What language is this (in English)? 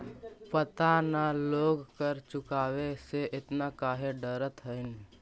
Magahi